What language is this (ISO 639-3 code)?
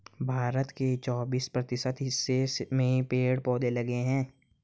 hin